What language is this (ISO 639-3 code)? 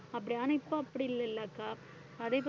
tam